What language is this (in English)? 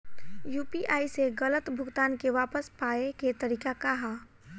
Bhojpuri